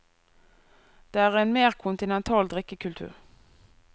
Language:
Norwegian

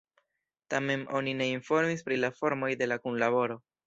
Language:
Esperanto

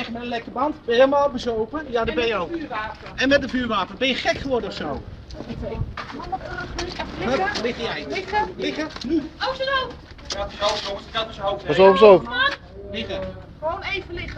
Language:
Dutch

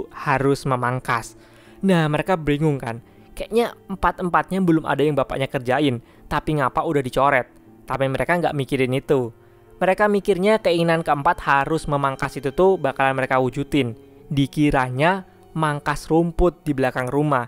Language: Indonesian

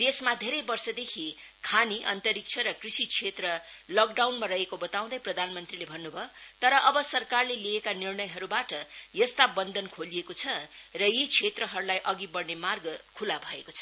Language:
Nepali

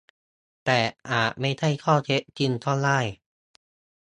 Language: Thai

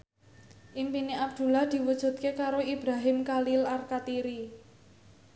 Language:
Javanese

